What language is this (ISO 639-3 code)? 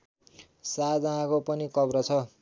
nep